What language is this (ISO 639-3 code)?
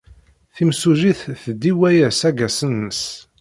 kab